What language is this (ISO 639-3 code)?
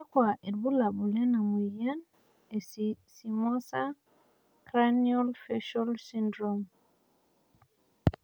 mas